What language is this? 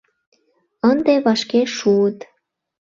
Mari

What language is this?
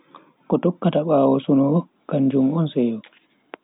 Bagirmi Fulfulde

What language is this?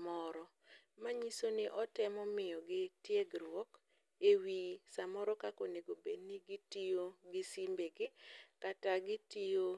Luo (Kenya and Tanzania)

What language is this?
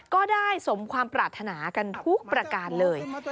Thai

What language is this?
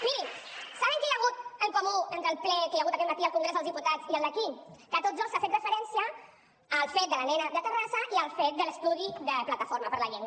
Catalan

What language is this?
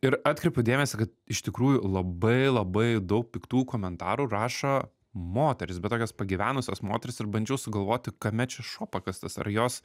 Lithuanian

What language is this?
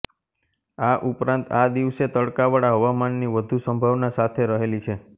Gujarati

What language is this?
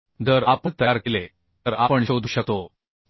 Marathi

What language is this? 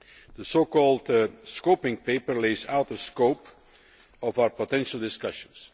English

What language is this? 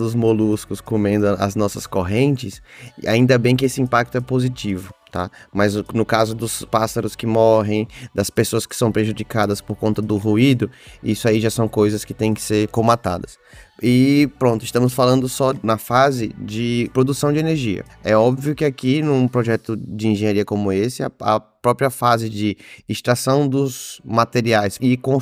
Portuguese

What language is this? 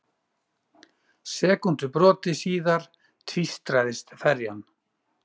Icelandic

